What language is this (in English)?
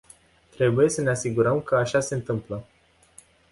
Romanian